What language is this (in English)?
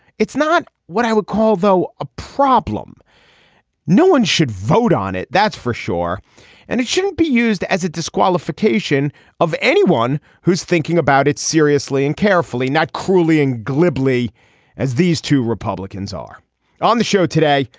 English